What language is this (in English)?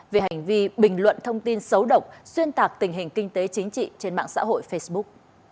Vietnamese